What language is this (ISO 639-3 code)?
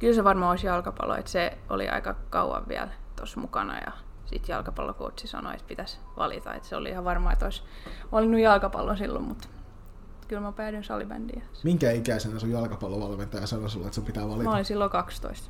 fin